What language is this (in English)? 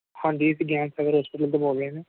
Punjabi